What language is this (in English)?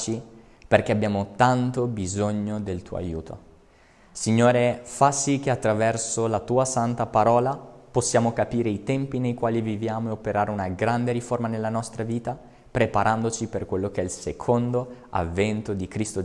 Italian